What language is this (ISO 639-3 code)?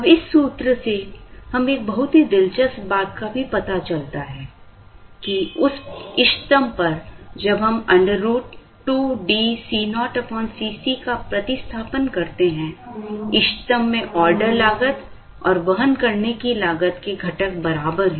hin